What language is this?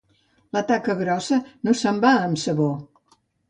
Catalan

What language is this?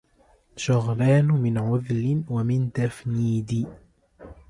Arabic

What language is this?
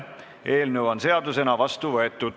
Estonian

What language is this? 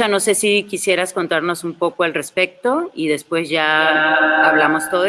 Spanish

